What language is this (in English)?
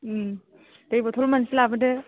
Bodo